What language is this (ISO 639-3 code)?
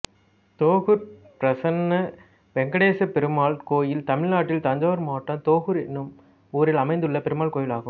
tam